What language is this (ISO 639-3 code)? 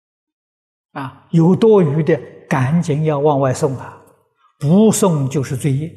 zho